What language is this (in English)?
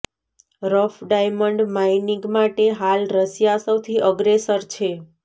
Gujarati